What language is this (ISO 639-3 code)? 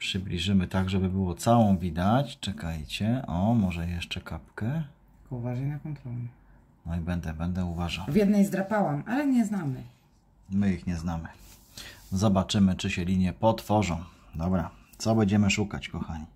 pol